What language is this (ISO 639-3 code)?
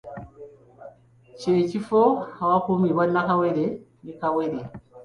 lug